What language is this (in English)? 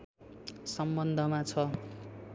Nepali